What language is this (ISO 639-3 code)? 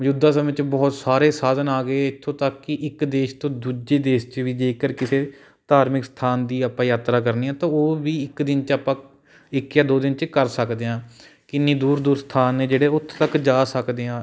pan